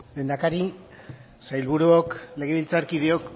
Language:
Basque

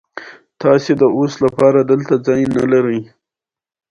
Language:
Pashto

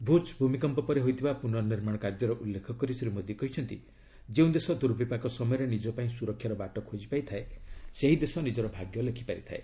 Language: Odia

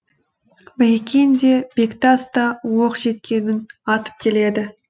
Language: Kazakh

